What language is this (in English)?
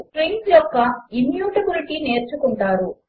Telugu